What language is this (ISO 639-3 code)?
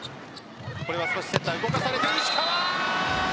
jpn